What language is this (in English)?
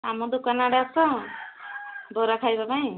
Odia